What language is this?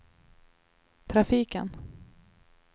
Swedish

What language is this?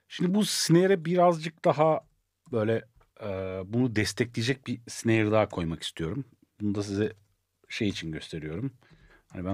Turkish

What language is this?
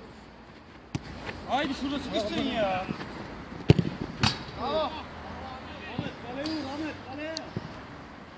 Turkish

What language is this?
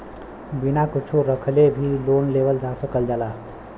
Bhojpuri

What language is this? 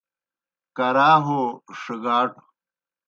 Kohistani Shina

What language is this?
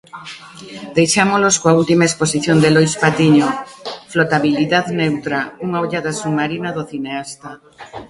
Galician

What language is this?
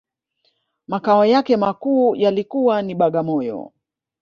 Swahili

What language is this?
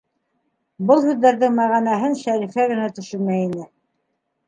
Bashkir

